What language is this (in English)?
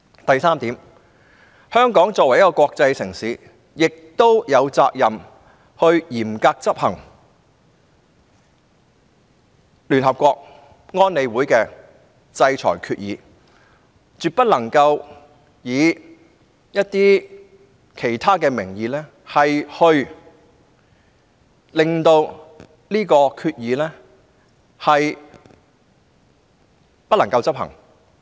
Cantonese